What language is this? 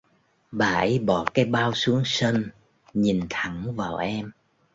Vietnamese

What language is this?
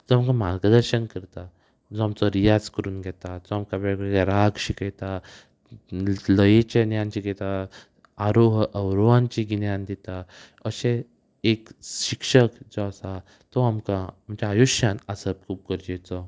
Konkani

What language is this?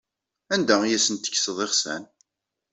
Kabyle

